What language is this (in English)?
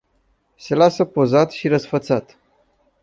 Romanian